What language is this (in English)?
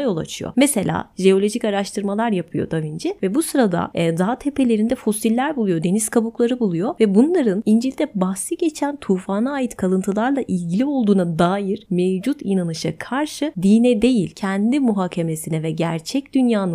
Turkish